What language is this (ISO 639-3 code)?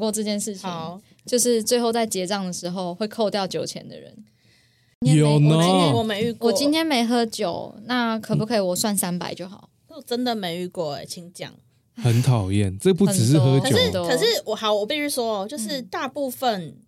zho